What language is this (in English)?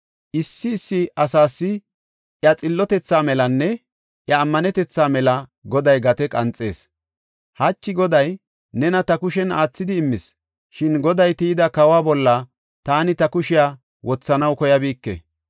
Gofa